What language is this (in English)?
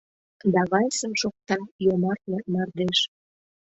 Mari